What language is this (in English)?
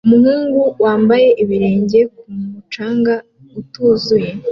Kinyarwanda